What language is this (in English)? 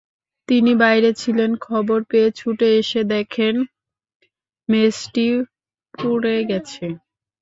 Bangla